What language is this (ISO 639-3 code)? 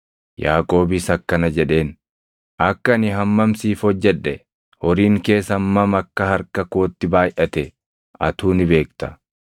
orm